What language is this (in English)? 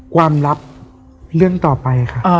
Thai